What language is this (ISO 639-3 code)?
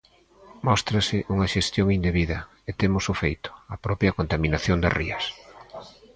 glg